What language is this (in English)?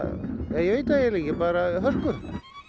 Icelandic